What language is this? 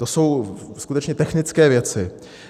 Czech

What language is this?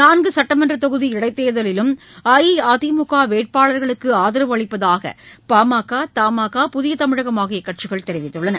Tamil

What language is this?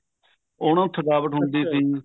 Punjabi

